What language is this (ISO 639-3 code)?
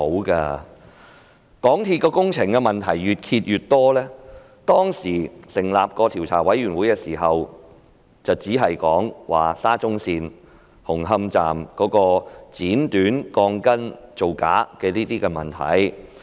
yue